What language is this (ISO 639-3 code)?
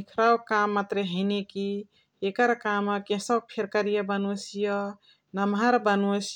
the